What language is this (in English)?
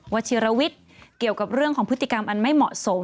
Thai